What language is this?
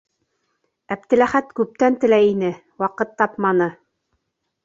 Bashkir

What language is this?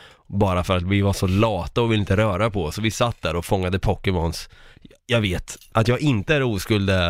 Swedish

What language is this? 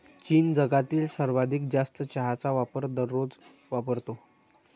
Marathi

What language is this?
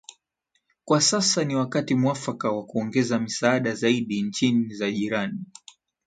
Swahili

